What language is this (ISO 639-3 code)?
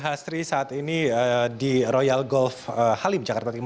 ind